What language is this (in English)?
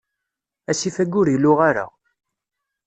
Kabyle